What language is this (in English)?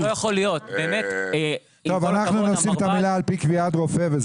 Hebrew